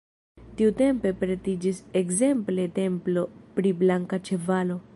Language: Esperanto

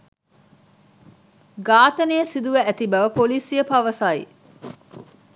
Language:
Sinhala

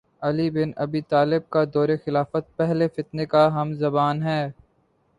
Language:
Urdu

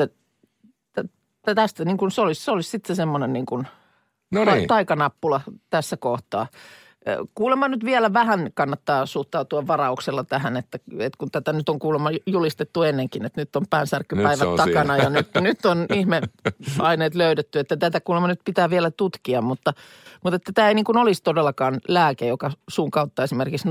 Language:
Finnish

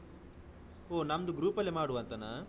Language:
Kannada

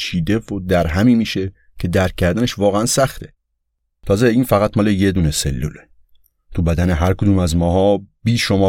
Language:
Persian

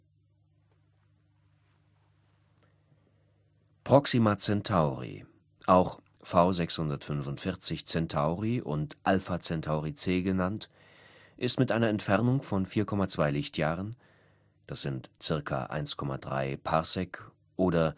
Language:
German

